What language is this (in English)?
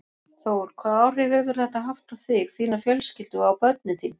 Icelandic